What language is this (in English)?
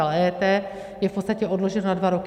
Czech